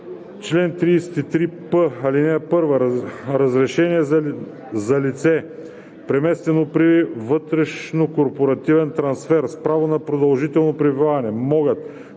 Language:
Bulgarian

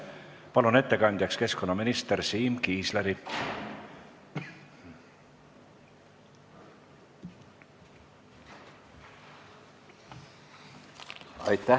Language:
Estonian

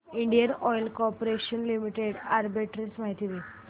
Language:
Marathi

